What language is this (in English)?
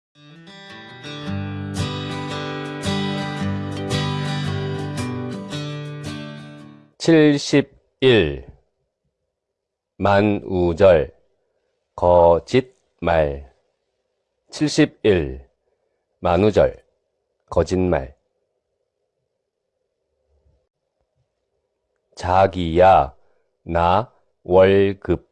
Korean